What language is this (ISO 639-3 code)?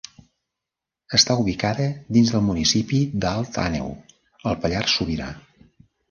cat